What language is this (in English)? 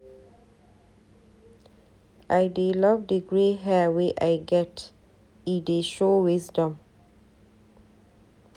Nigerian Pidgin